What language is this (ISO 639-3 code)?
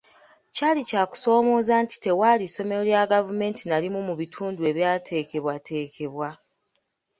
lug